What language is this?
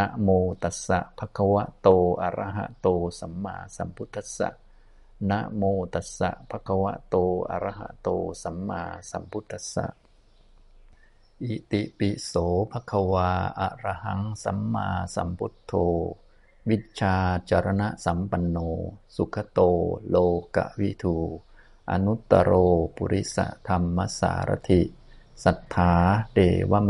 Thai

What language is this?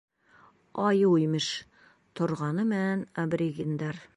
Bashkir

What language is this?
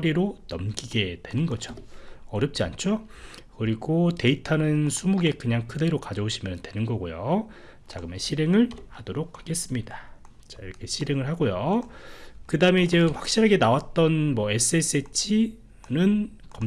Korean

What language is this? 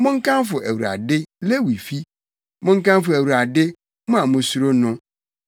Akan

